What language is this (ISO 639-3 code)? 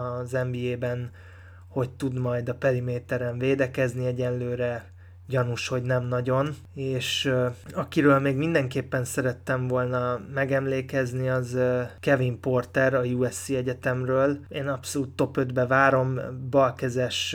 hun